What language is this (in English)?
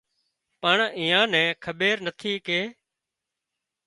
Wadiyara Koli